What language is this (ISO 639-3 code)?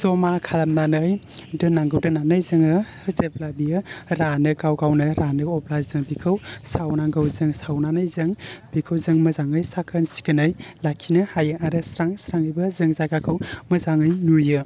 brx